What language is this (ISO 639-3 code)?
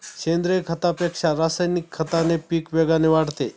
mar